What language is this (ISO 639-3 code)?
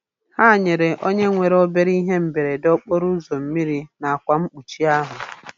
ibo